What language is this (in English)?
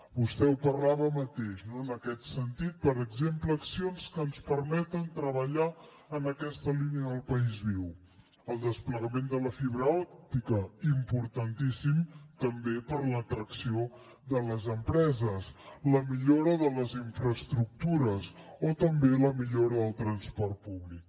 Catalan